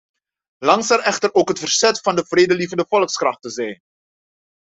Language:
Dutch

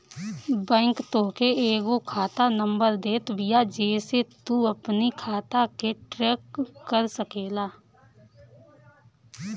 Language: Bhojpuri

